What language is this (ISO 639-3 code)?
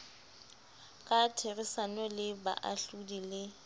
sot